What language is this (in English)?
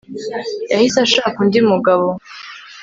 Kinyarwanda